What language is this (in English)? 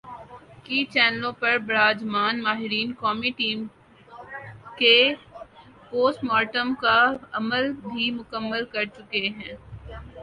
Urdu